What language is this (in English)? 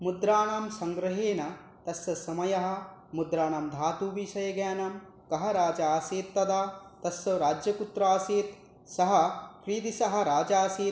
Sanskrit